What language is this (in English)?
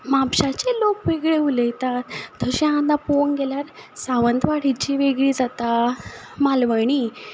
Konkani